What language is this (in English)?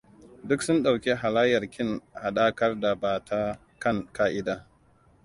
Hausa